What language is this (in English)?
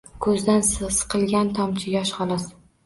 Uzbek